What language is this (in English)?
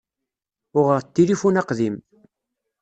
Kabyle